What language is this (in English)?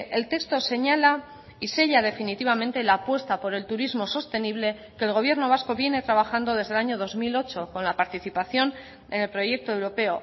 Spanish